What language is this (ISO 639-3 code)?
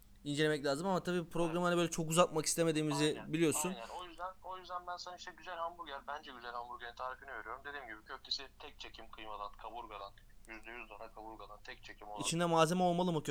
tur